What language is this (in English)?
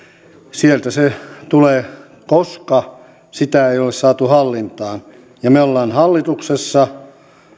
Finnish